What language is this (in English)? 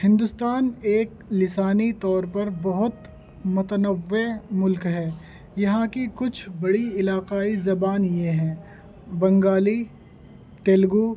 Urdu